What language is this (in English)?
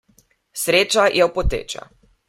Slovenian